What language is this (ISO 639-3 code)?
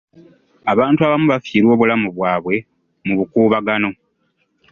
lug